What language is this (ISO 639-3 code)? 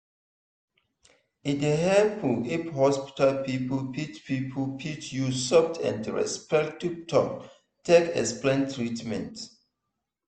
pcm